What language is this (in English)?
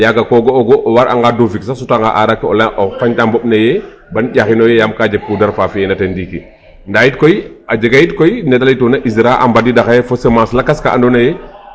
Serer